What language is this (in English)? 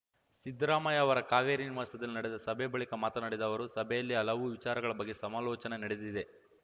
Kannada